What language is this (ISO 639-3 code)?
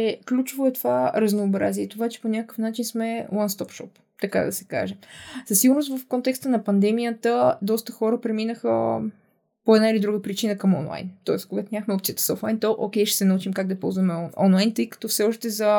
bul